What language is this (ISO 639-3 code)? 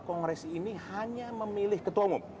ind